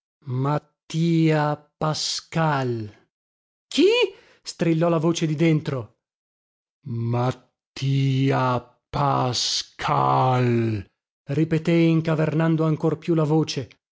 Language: Italian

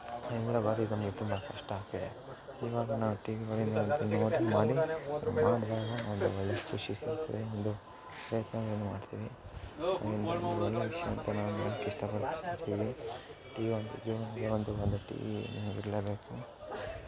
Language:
Kannada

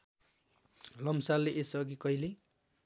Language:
Nepali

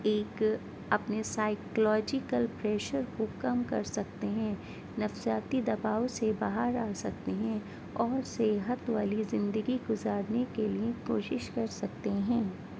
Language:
Urdu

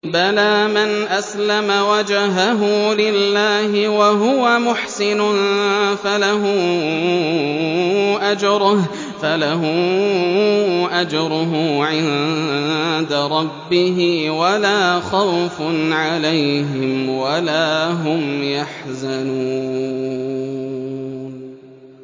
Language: Arabic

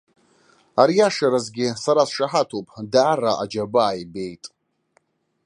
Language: Abkhazian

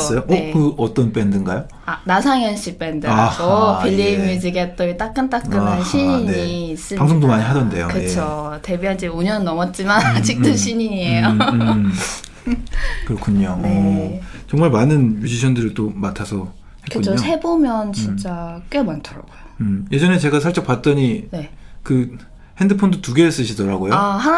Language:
Korean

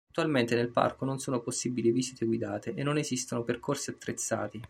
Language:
Italian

